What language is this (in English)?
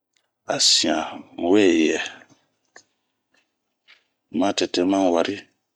Bomu